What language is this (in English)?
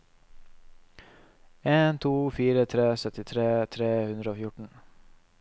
Norwegian